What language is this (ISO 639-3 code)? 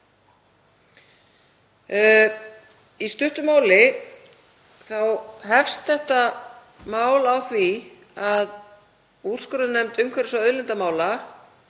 isl